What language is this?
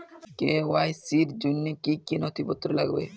Bangla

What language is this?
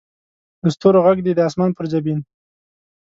Pashto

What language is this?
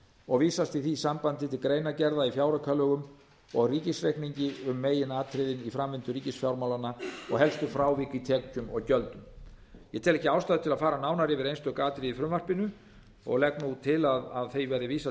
Icelandic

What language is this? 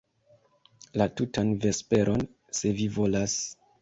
Esperanto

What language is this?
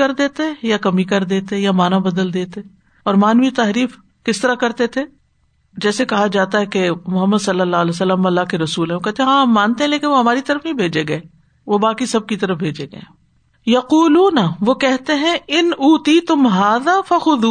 Urdu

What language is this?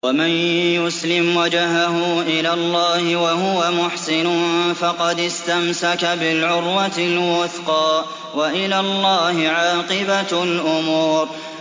Arabic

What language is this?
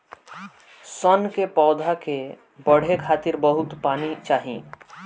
Bhojpuri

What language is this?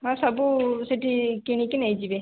Odia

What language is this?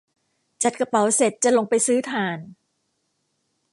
Thai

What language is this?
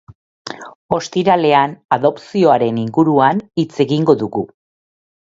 Basque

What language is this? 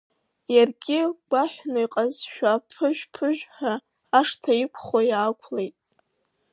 Abkhazian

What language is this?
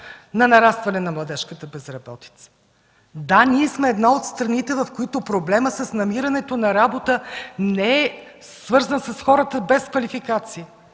Bulgarian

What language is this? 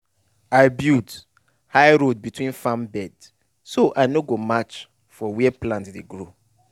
Nigerian Pidgin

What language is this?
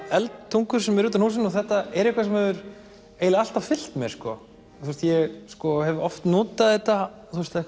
Icelandic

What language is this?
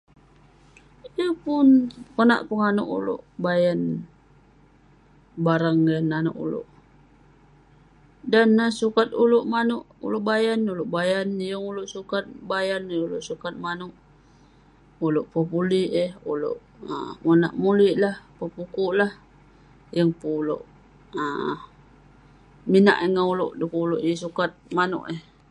Western Penan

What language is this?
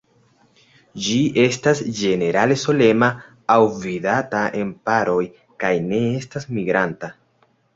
Esperanto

